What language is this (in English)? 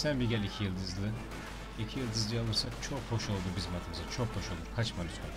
Turkish